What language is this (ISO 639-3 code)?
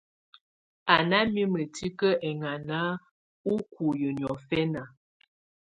tvu